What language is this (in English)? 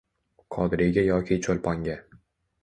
Uzbek